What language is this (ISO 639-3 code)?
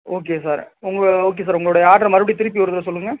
tam